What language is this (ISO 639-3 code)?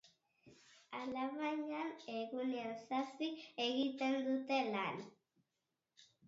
eus